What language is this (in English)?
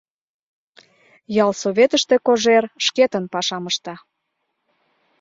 Mari